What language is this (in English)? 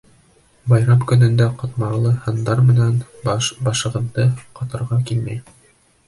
Bashkir